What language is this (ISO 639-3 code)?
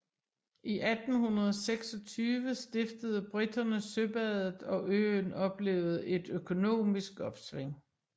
dan